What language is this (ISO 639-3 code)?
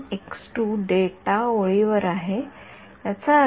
mar